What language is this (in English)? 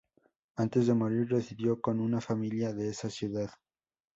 Spanish